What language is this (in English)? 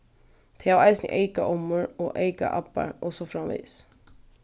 Faroese